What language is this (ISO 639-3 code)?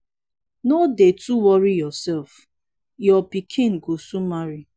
pcm